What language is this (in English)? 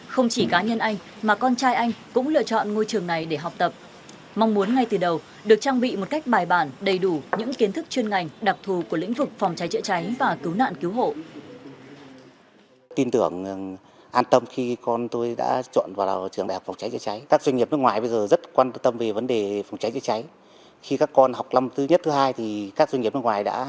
Vietnamese